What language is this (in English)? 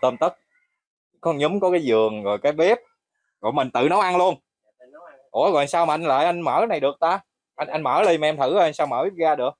Vietnamese